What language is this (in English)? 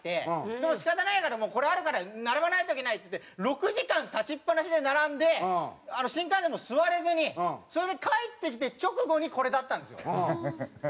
Japanese